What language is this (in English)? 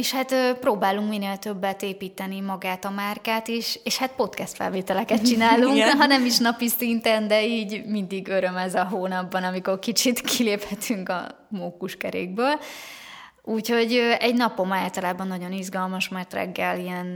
Hungarian